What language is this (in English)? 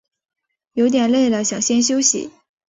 Chinese